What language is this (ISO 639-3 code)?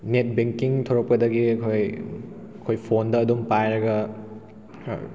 mni